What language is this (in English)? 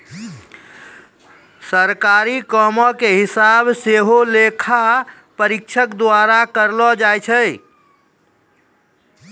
Maithili